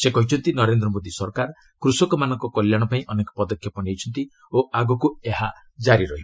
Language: Odia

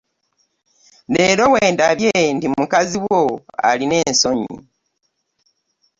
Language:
Ganda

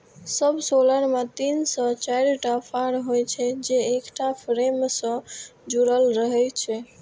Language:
Maithili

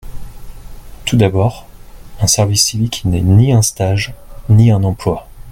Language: French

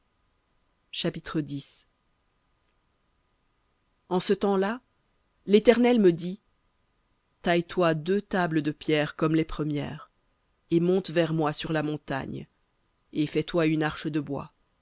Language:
French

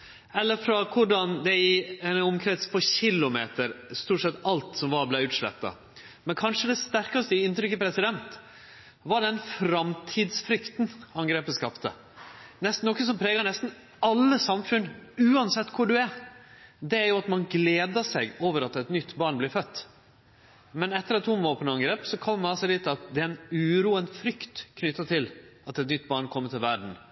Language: Norwegian Nynorsk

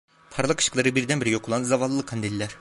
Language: Turkish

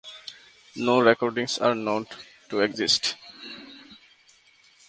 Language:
English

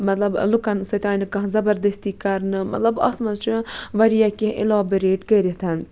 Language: Kashmiri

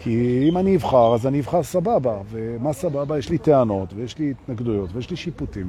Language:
Hebrew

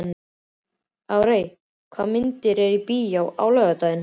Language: Icelandic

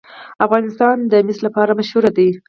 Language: Pashto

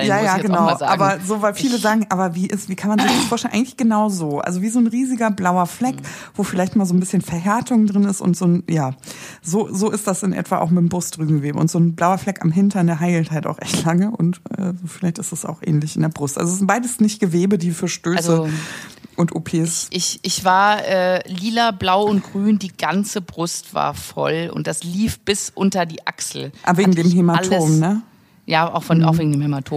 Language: German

